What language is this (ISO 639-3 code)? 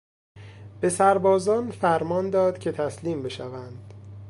fas